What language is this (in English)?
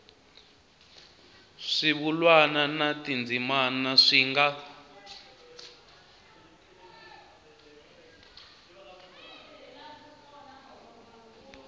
Tsonga